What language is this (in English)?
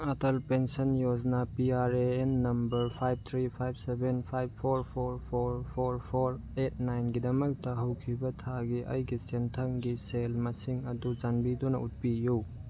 Manipuri